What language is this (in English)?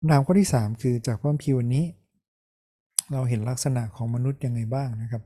Thai